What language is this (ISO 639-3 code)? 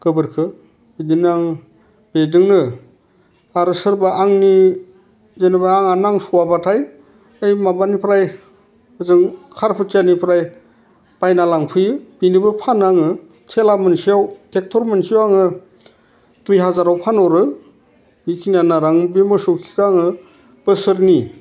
brx